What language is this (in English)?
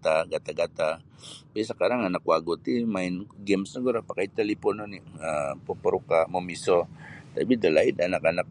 Sabah Bisaya